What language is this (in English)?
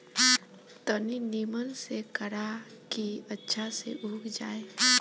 Bhojpuri